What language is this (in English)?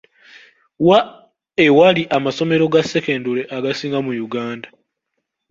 Ganda